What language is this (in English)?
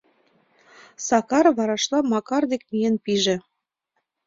Mari